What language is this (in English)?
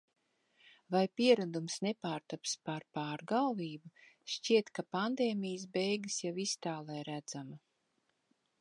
Latvian